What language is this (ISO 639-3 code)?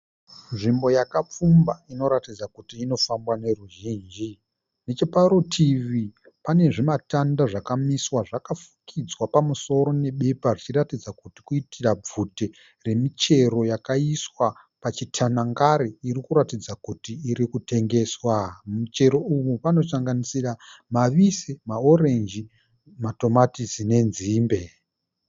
sna